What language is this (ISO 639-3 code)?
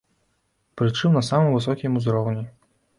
bel